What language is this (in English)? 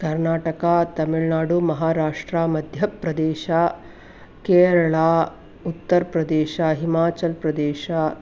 Sanskrit